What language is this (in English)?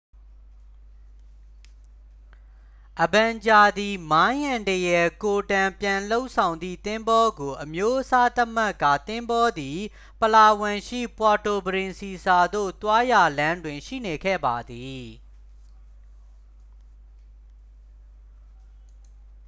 Burmese